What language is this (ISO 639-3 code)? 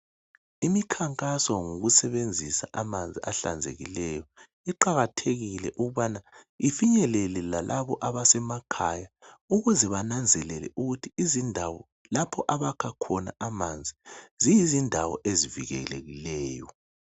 nde